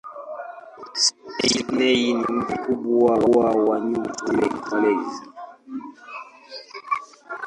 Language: Swahili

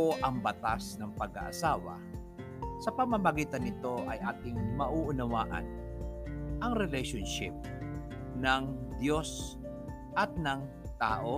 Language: Filipino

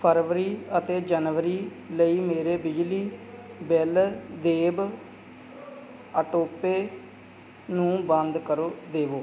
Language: Punjabi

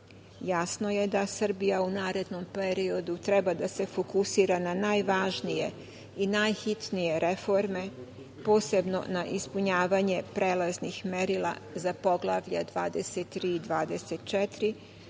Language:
Serbian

